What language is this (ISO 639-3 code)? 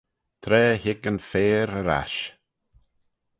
glv